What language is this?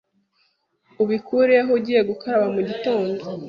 Kinyarwanda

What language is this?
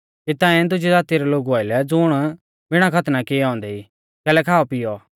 Mahasu Pahari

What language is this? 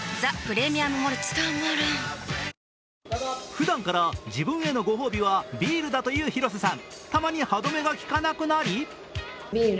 Japanese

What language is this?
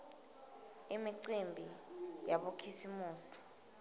Swati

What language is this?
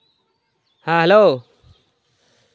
Santali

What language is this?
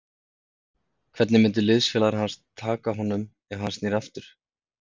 Icelandic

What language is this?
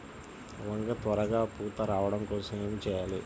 Telugu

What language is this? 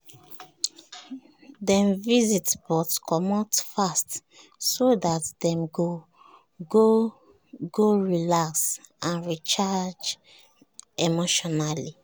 Nigerian Pidgin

